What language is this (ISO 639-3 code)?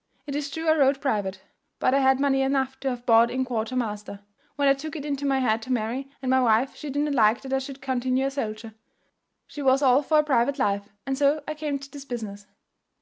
eng